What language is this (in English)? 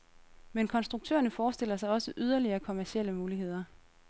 Danish